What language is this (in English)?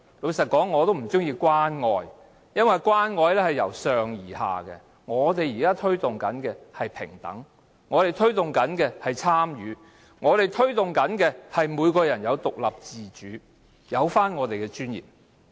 Cantonese